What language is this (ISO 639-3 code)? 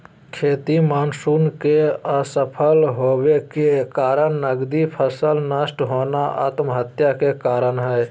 mag